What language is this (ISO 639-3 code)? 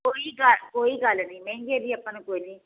pan